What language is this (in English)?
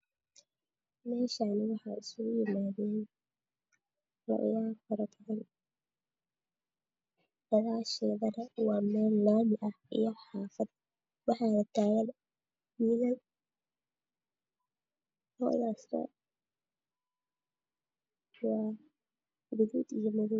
Somali